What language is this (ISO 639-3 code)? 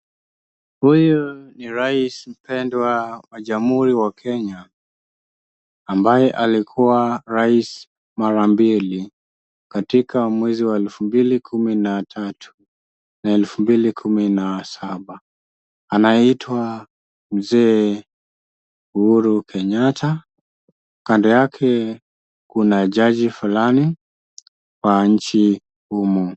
swa